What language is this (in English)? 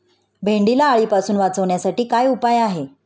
Marathi